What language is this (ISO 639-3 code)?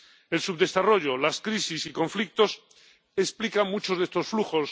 spa